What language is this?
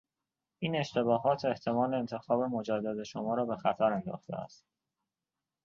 Persian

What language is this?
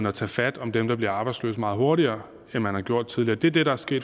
Danish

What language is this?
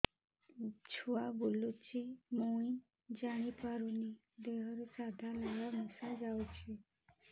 Odia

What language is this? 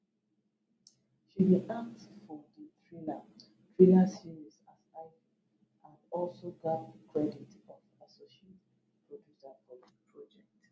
Nigerian Pidgin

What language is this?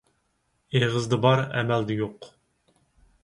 Uyghur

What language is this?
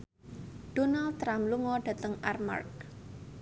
Javanese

